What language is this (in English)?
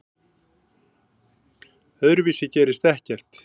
Icelandic